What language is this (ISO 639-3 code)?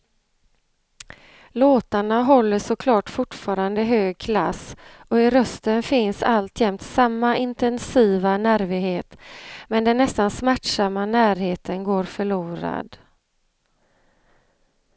swe